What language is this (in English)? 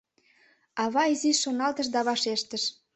Mari